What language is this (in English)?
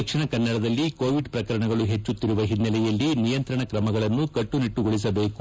Kannada